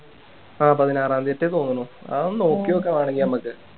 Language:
Malayalam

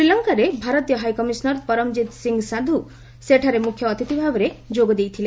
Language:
Odia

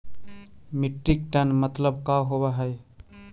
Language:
Magahi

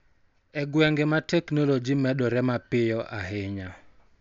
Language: Luo (Kenya and Tanzania)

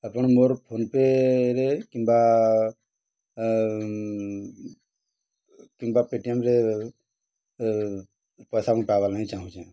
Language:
Odia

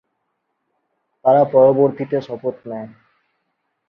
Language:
Bangla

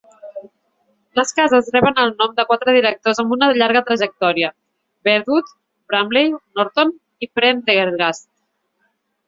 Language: Catalan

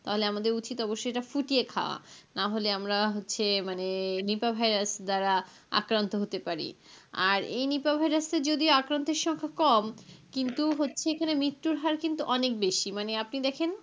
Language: Bangla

